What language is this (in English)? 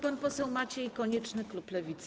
Polish